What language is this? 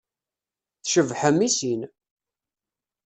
Kabyle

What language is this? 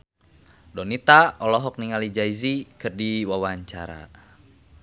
Sundanese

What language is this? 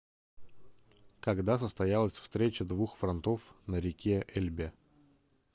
Russian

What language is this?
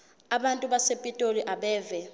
Zulu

